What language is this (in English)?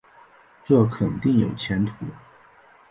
Chinese